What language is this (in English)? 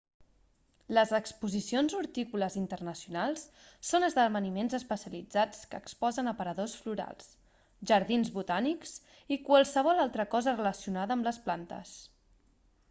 Catalan